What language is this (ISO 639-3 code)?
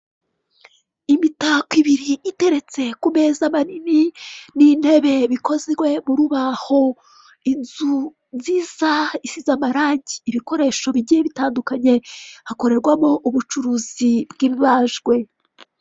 kin